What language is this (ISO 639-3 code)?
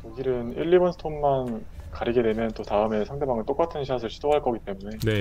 kor